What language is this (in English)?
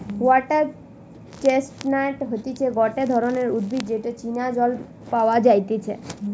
Bangla